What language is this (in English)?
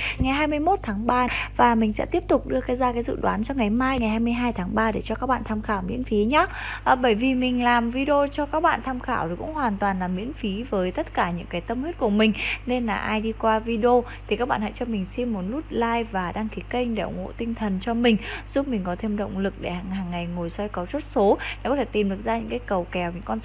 Vietnamese